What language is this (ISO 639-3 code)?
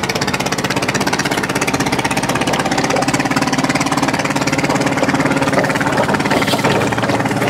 vie